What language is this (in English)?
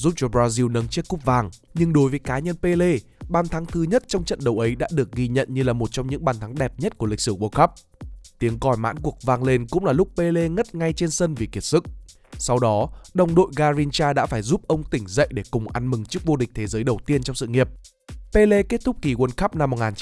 Vietnamese